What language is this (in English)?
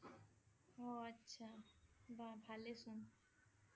Assamese